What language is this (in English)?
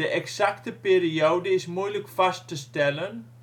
Dutch